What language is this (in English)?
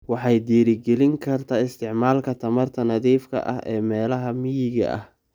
Somali